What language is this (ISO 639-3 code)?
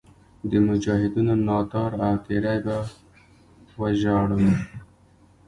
pus